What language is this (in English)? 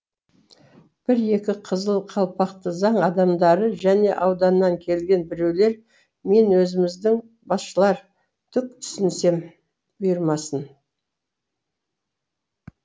Kazakh